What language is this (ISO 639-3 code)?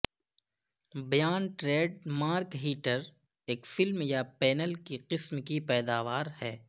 urd